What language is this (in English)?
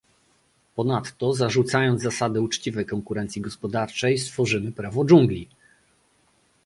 Polish